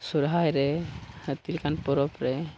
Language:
Santali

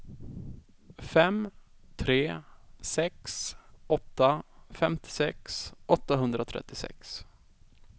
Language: Swedish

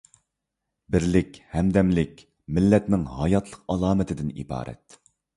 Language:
Uyghur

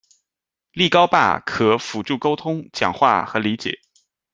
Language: Chinese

